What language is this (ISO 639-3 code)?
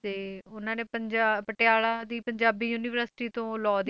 pan